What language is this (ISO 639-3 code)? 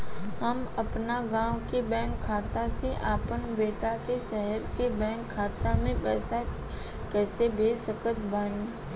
bho